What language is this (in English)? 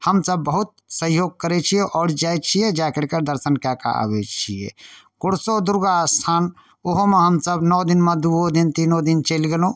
Maithili